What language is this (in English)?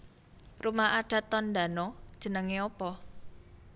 Javanese